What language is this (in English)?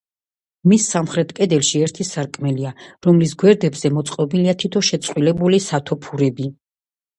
Georgian